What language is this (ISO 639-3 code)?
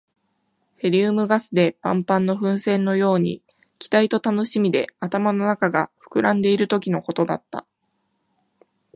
jpn